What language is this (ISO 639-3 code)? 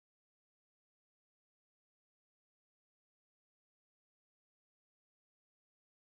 spa